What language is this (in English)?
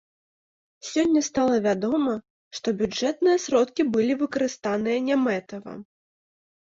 Belarusian